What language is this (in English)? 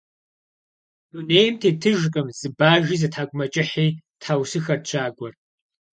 Kabardian